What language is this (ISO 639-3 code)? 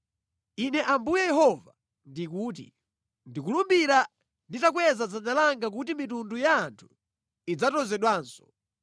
nya